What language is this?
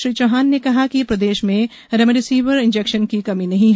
Hindi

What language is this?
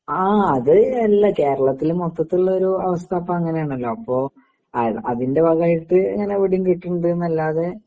Malayalam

